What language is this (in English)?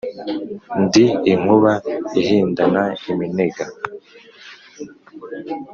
Kinyarwanda